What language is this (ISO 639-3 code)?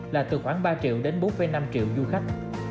vie